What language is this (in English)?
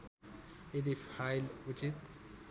Nepali